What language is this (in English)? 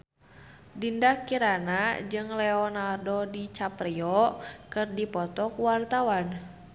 Sundanese